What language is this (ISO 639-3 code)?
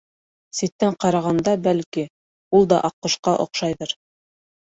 bak